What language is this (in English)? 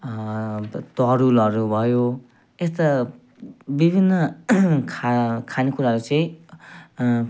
Nepali